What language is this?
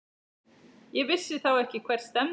Icelandic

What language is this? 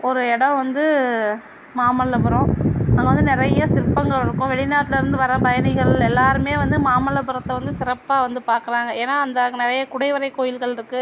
Tamil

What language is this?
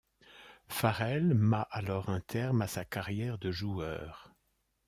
French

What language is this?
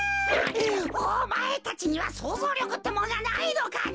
Japanese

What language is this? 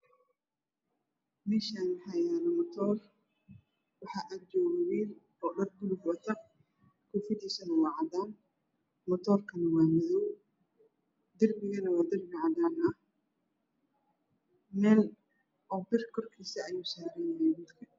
Somali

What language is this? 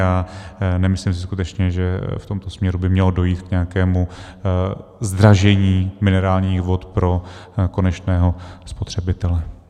Czech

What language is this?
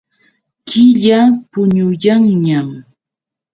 Yauyos Quechua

